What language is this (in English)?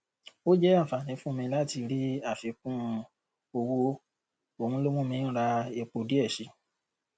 Yoruba